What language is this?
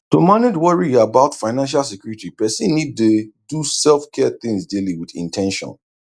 Nigerian Pidgin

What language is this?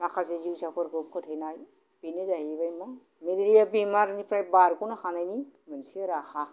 Bodo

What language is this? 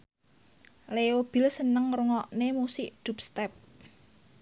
Javanese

